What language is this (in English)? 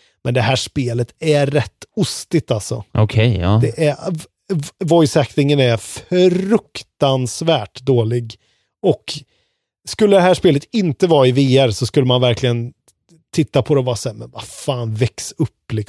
Swedish